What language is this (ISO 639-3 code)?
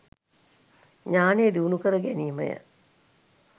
sin